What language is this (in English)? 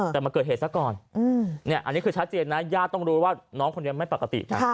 Thai